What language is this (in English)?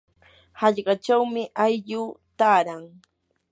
Yanahuanca Pasco Quechua